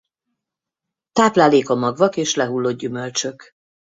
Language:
Hungarian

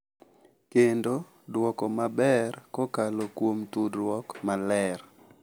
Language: Luo (Kenya and Tanzania)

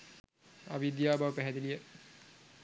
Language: Sinhala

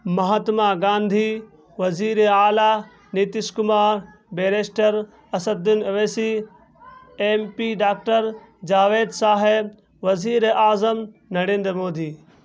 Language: Urdu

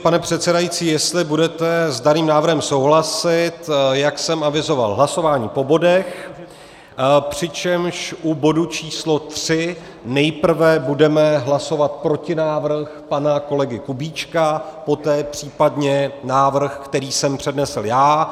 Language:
Czech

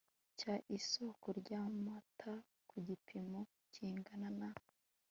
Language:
Kinyarwanda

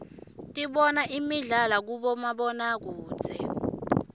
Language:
Swati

